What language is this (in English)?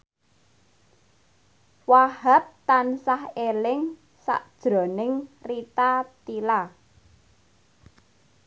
Javanese